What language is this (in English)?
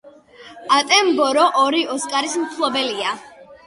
Georgian